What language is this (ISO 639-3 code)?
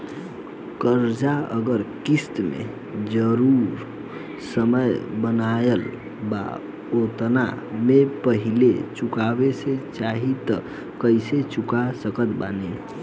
bho